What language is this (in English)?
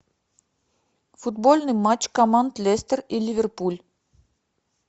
Russian